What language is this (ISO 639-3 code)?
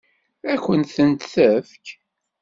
kab